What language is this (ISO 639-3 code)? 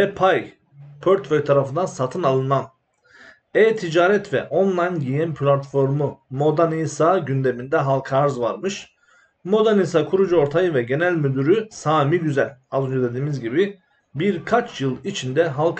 tur